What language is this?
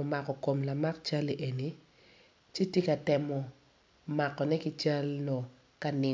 Acoli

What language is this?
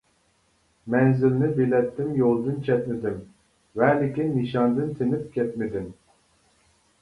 Uyghur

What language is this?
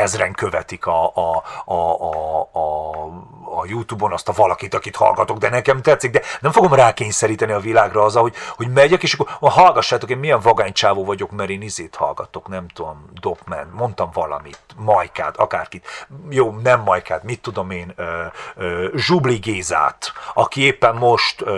Hungarian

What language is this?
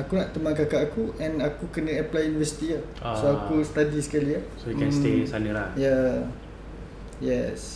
Malay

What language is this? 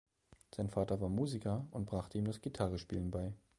German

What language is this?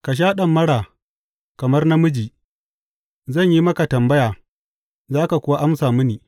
Hausa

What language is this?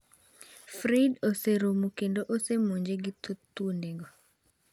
Luo (Kenya and Tanzania)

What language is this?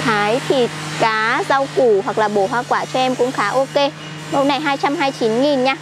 Vietnamese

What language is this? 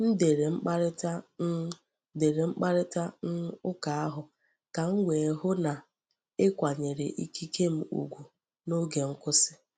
Igbo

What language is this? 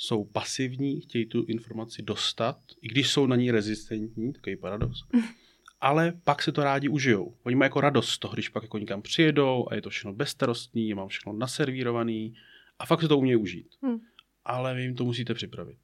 Czech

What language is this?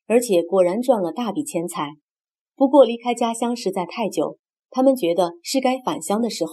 Chinese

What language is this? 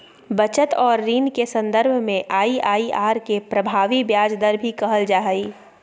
Magahi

